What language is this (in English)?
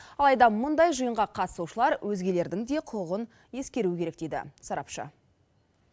Kazakh